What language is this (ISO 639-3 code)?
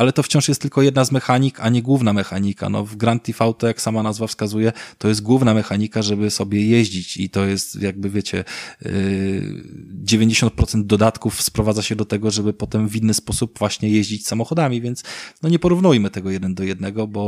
pol